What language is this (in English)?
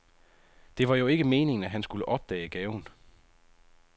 Danish